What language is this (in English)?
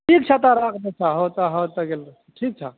Maithili